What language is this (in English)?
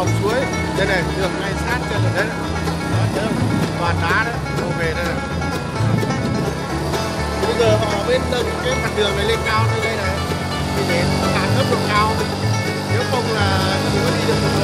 Vietnamese